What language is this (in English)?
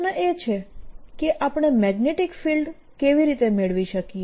Gujarati